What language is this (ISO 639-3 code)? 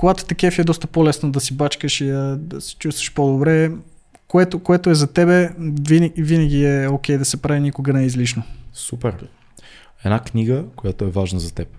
bul